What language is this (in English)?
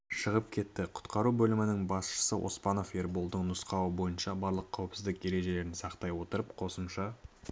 Kazakh